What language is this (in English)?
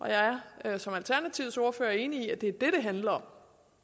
Danish